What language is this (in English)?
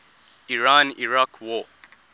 English